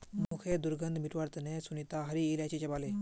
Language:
Magahi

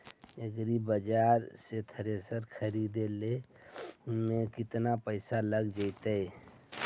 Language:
Magahi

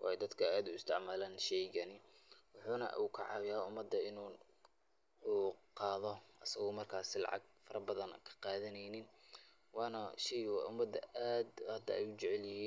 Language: Somali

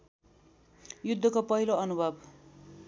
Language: Nepali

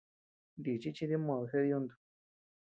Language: Tepeuxila Cuicatec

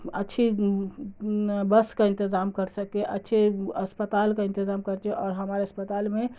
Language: Urdu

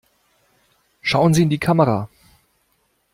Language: German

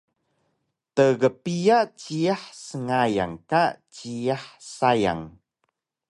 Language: Taroko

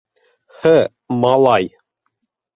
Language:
Bashkir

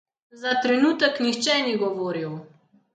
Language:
Slovenian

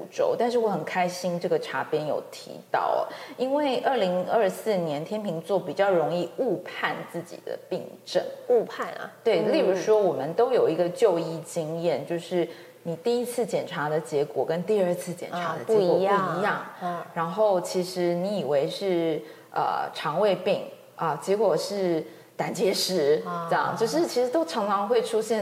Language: Chinese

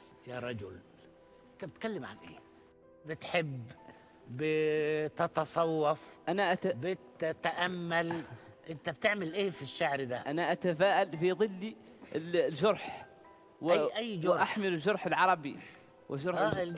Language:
Arabic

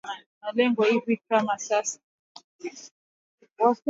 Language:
Swahili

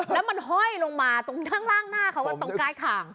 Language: Thai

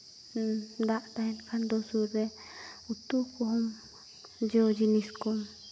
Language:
Santali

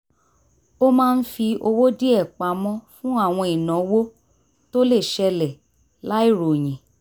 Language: Yoruba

